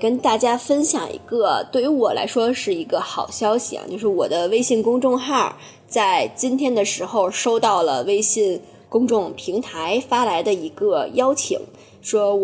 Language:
Chinese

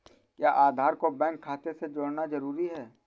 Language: Hindi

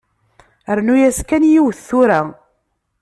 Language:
Kabyle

